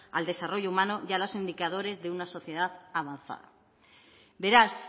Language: Spanish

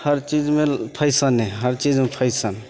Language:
Maithili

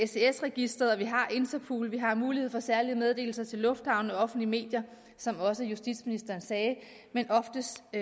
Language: Danish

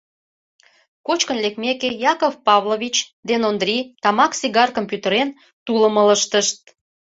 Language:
Mari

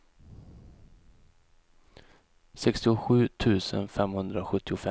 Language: Swedish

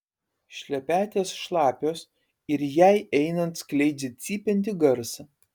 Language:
Lithuanian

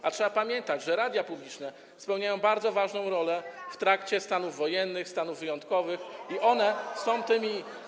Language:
Polish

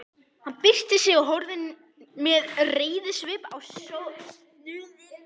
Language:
Icelandic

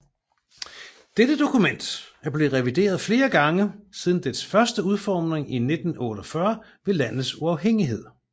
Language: Danish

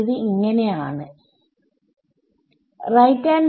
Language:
Malayalam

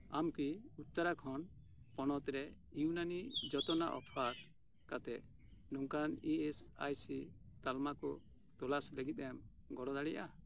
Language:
Santali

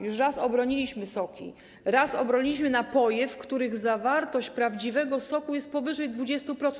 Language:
Polish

